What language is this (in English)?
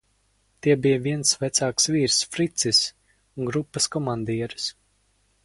Latvian